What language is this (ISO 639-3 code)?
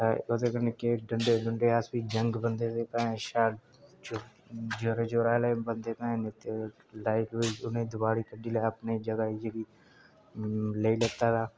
doi